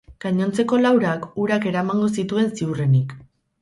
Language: Basque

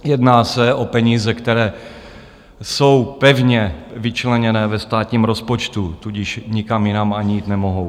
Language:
Czech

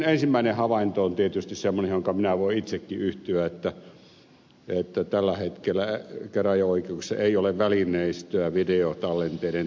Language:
Finnish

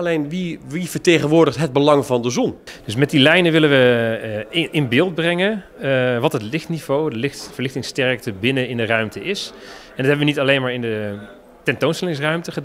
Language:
Dutch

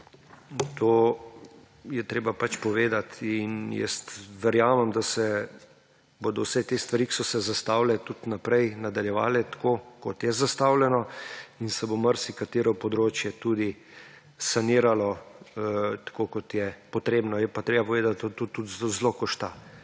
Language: Slovenian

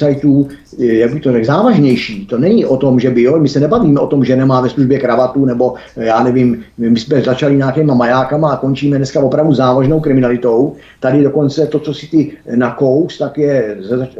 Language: Czech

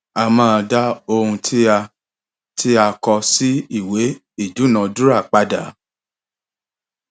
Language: Yoruba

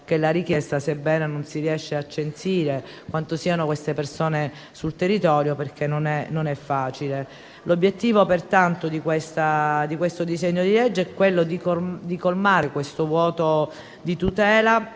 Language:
Italian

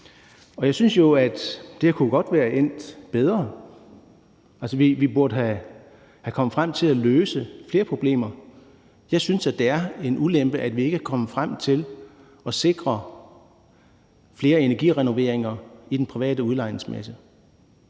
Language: Danish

